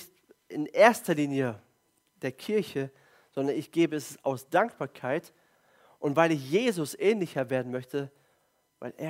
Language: German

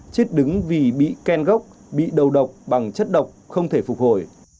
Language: Vietnamese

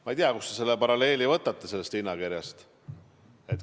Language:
Estonian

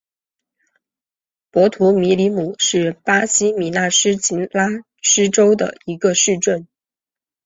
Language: Chinese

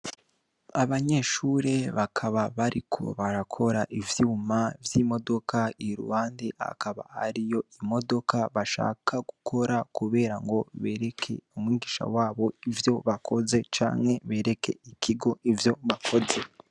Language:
Rundi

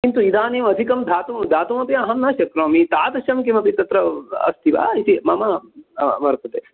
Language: Sanskrit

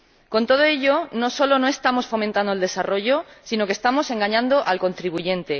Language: Spanish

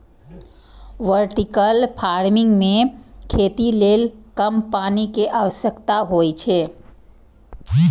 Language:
Maithili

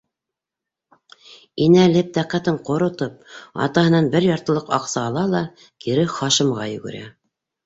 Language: Bashkir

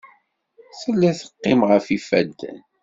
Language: Kabyle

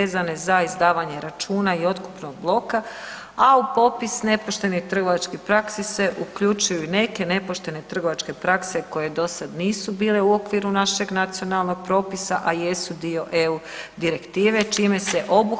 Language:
Croatian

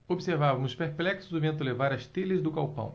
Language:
Portuguese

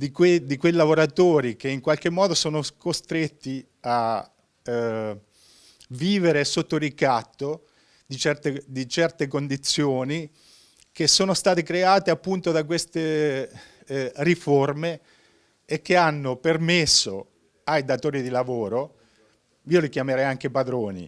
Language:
Italian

